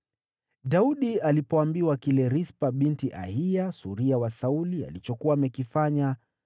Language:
Swahili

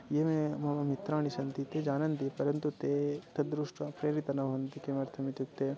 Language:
Sanskrit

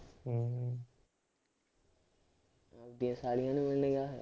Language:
Punjabi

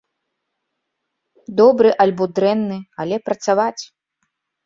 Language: Belarusian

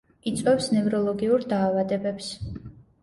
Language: Georgian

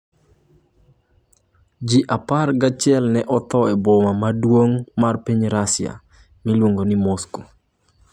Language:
Luo (Kenya and Tanzania)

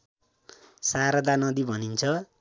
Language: Nepali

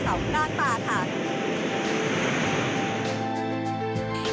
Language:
Thai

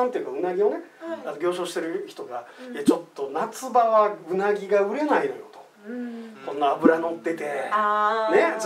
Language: Japanese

